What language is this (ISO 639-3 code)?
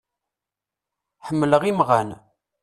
kab